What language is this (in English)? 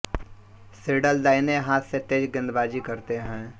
Hindi